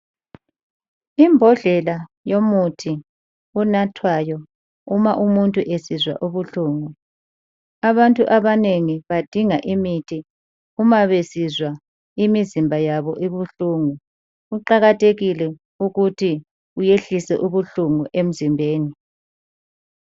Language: North Ndebele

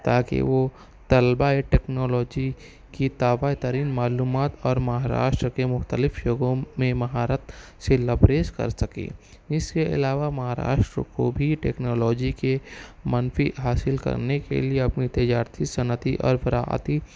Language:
Urdu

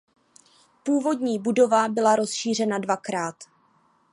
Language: Czech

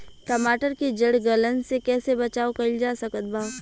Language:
Bhojpuri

